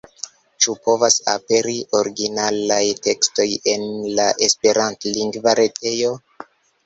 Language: Esperanto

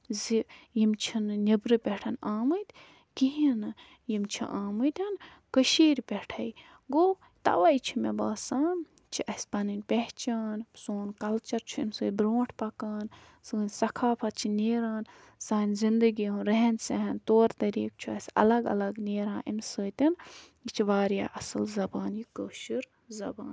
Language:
Kashmiri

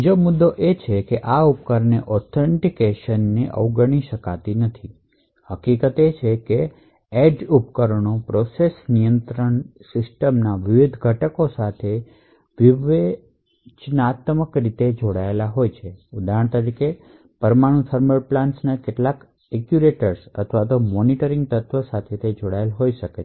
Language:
Gujarati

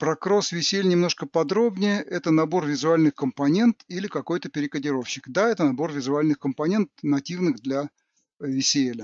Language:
Russian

